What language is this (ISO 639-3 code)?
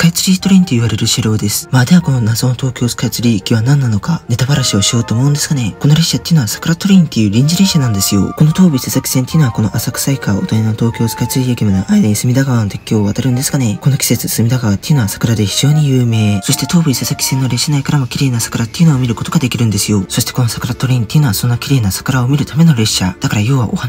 jpn